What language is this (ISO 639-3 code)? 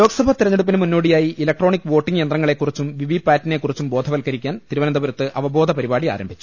mal